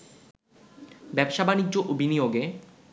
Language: Bangla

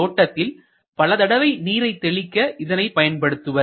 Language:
Tamil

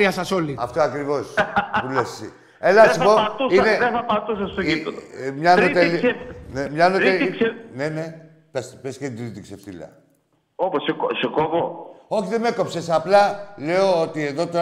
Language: Greek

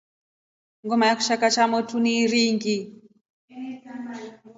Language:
Rombo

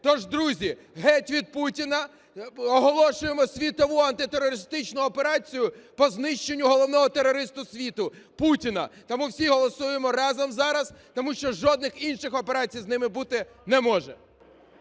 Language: Ukrainian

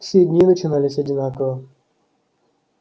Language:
Russian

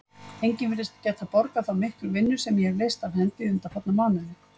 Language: Icelandic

